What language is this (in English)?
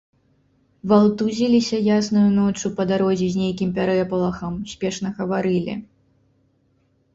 Belarusian